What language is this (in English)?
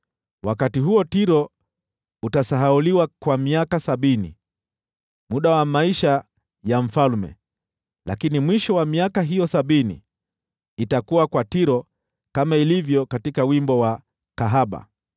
Swahili